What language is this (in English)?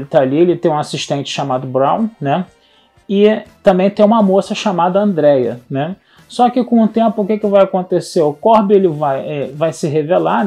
Portuguese